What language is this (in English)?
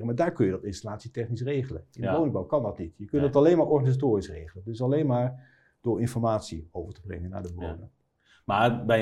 Dutch